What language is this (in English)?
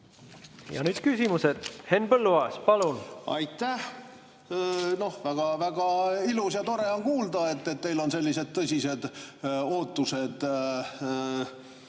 Estonian